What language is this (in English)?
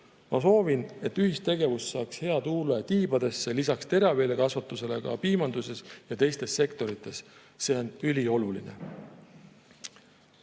Estonian